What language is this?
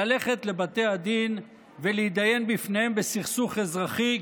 Hebrew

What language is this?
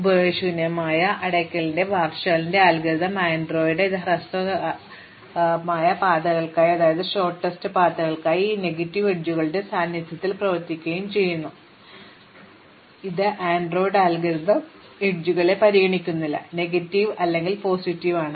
Malayalam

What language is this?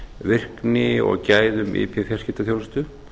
Icelandic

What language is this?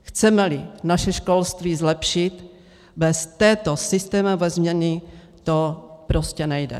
Czech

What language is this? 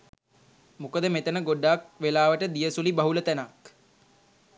Sinhala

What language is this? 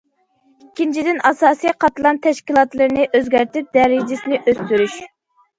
Uyghur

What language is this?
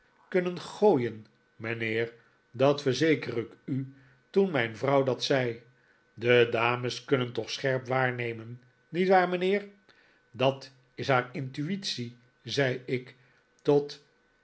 Dutch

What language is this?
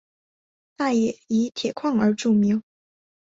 Chinese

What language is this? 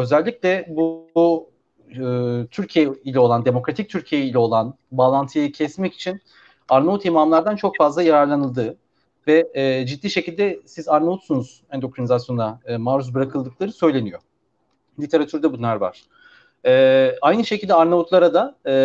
Turkish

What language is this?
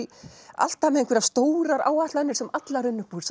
Icelandic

